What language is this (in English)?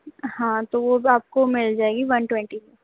Urdu